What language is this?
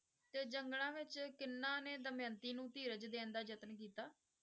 Punjabi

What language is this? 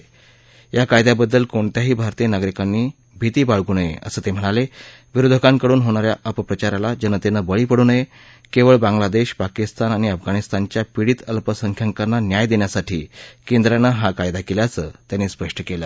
Marathi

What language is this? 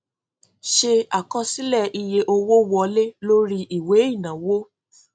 Yoruba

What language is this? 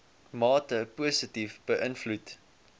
Afrikaans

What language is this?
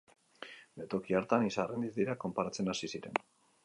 Basque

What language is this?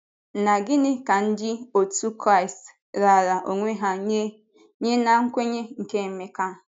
Igbo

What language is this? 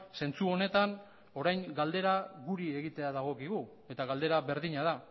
Basque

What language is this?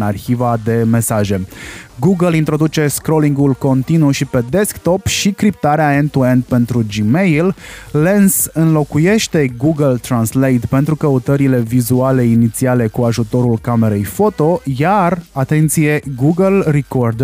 Romanian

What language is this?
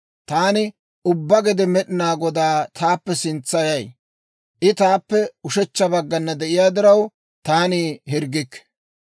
Dawro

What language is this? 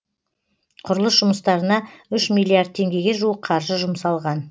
Kazakh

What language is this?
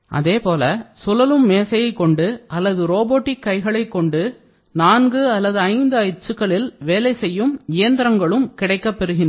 Tamil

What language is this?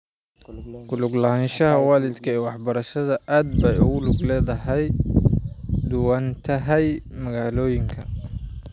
Somali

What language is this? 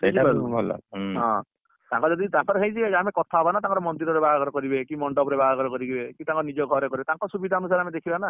Odia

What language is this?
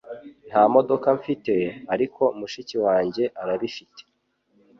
Kinyarwanda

